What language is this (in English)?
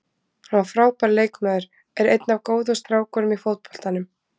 Icelandic